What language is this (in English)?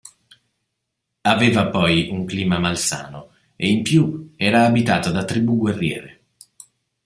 Italian